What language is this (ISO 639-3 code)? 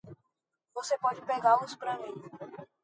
por